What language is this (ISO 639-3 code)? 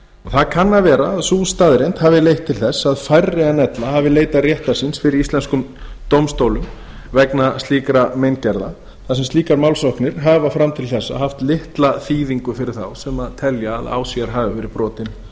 isl